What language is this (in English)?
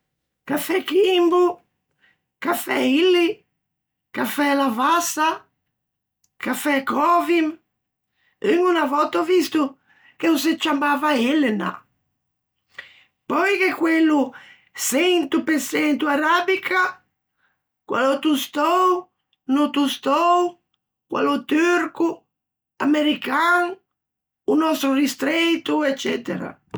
Ligurian